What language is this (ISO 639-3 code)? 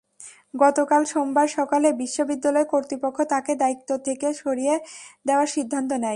ben